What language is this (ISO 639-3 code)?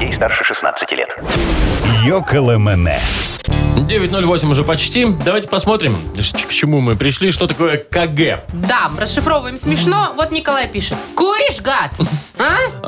rus